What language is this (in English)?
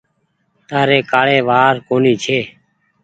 Goaria